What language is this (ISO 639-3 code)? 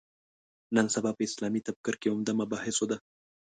pus